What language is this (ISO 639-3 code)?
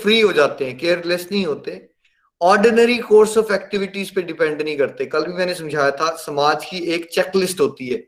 hin